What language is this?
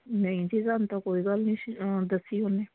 Punjabi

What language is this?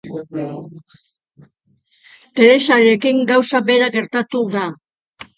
Basque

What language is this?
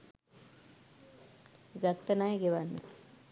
Sinhala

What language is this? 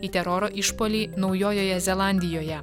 Lithuanian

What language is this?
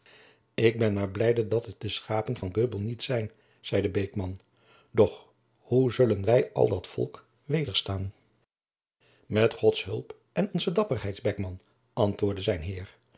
Dutch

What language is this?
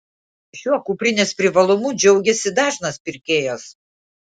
Lithuanian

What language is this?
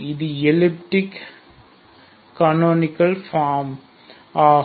Tamil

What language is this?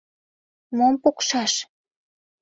Mari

